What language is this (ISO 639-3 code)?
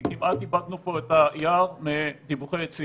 heb